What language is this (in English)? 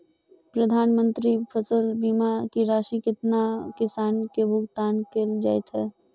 Maithili